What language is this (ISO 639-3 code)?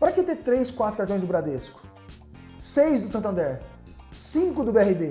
por